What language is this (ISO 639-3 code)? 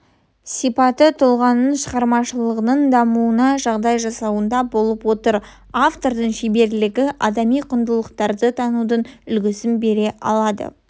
kaz